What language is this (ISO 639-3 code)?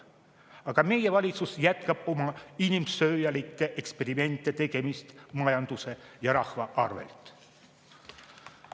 est